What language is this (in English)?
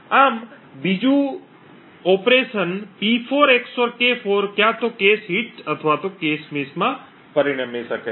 Gujarati